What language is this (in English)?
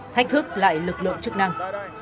Vietnamese